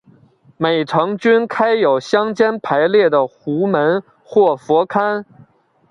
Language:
Chinese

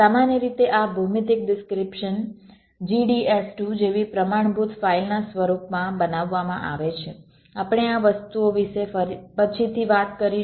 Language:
Gujarati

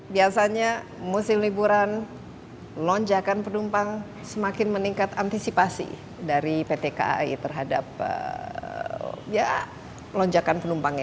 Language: Indonesian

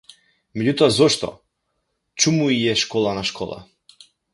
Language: Macedonian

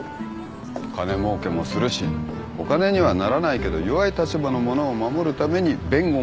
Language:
Japanese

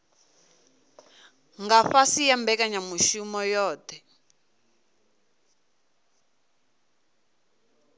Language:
Venda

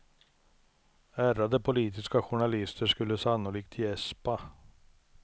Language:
Swedish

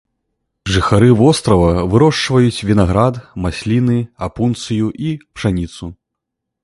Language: Belarusian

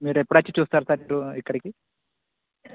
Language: Telugu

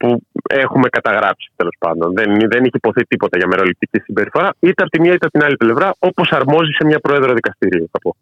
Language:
Greek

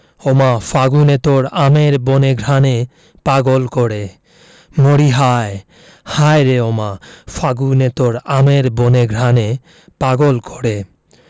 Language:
Bangla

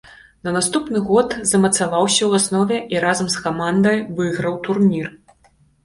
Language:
Belarusian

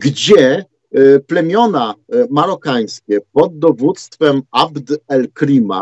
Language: Polish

